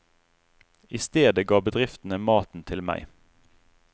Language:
Norwegian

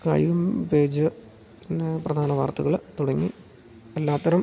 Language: Malayalam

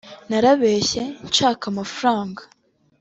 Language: Kinyarwanda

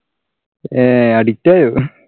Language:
Malayalam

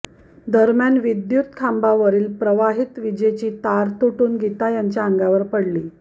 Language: Marathi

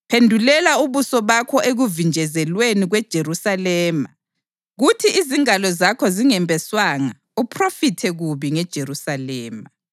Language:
North Ndebele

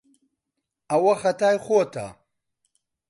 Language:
Central Kurdish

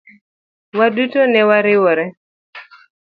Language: Luo (Kenya and Tanzania)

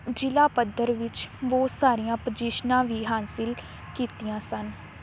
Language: Punjabi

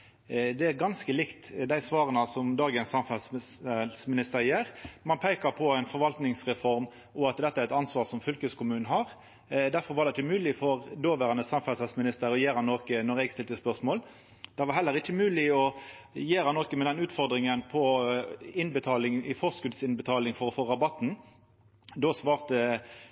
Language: Norwegian Nynorsk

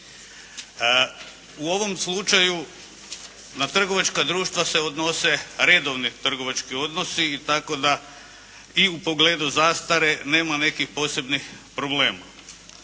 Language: Croatian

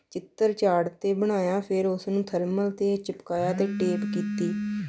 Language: Punjabi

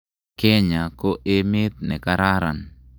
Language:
Kalenjin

